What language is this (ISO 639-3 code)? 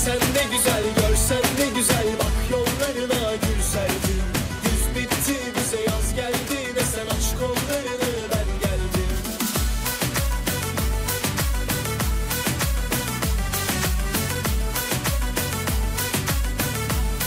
tur